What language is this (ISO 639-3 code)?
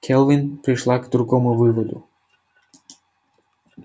rus